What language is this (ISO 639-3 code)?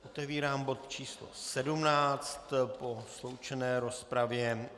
ces